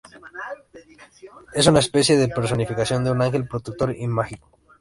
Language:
Spanish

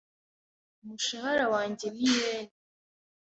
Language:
Kinyarwanda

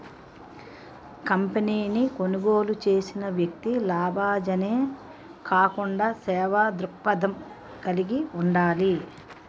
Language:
Telugu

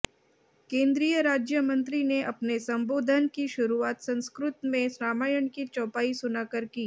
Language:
Hindi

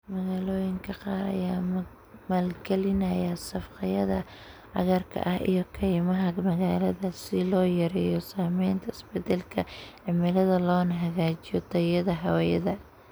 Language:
Somali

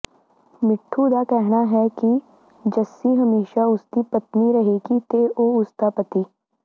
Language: Punjabi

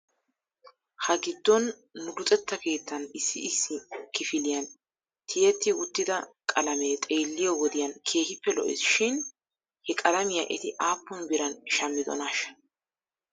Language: Wolaytta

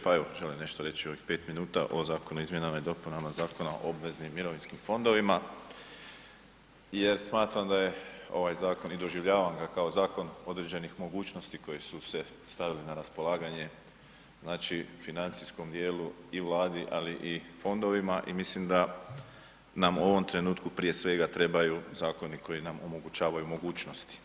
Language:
Croatian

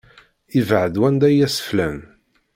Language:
Kabyle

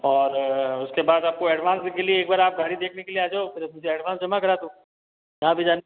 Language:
Hindi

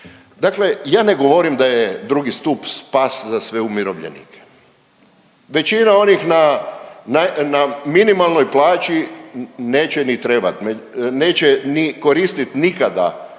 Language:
Croatian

